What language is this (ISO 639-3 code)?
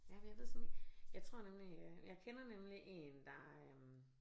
dan